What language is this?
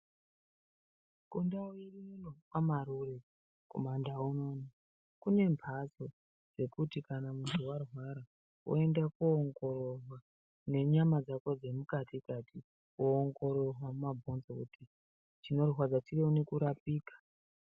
Ndau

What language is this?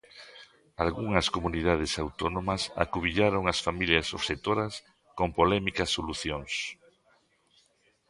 Galician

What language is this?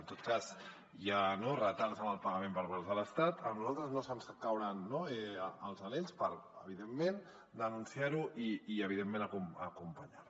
Catalan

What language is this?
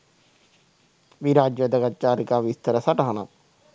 Sinhala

